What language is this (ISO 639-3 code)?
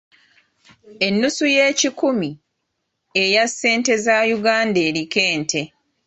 lug